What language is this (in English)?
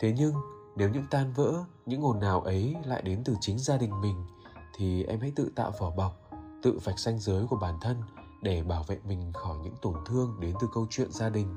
Vietnamese